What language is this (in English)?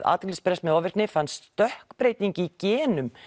Icelandic